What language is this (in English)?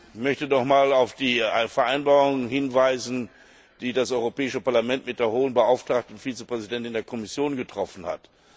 German